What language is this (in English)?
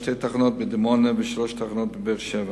Hebrew